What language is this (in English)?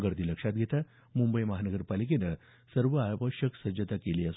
Marathi